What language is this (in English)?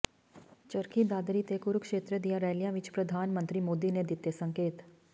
Punjabi